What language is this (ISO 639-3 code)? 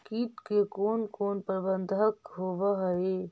mag